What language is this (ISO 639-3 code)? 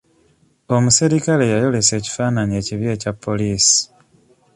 lug